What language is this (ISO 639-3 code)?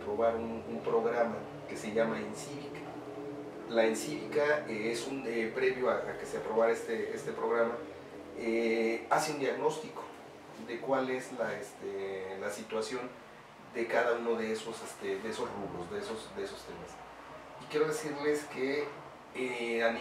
spa